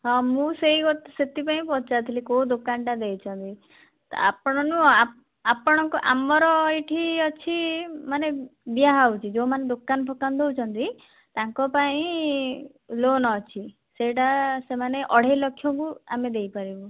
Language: Odia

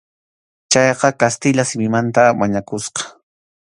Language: Arequipa-La Unión Quechua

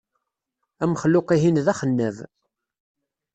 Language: Kabyle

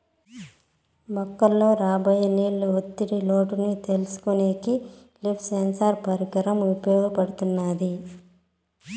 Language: Telugu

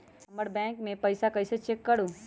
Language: Magahi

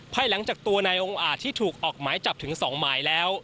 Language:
Thai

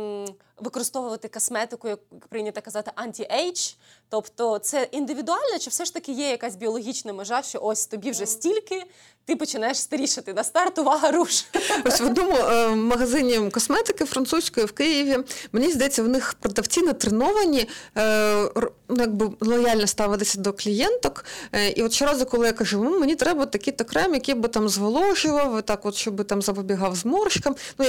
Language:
Ukrainian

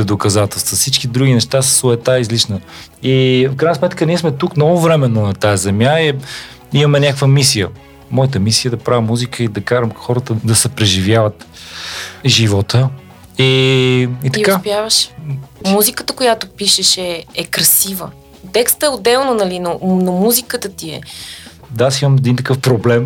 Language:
Bulgarian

